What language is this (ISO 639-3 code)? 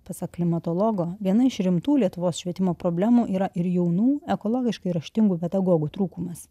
lit